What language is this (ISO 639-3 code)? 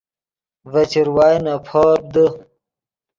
ydg